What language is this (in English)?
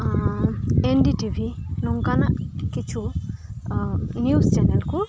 Santali